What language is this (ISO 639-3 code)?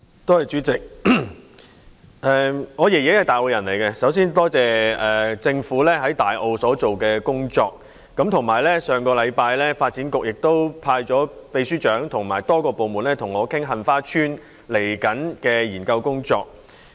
yue